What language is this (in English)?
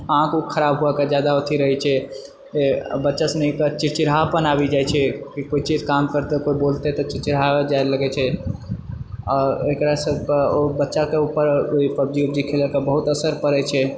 Maithili